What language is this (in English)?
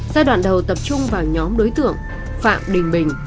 Vietnamese